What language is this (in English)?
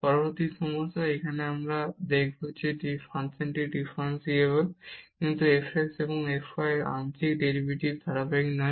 Bangla